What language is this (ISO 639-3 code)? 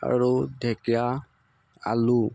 asm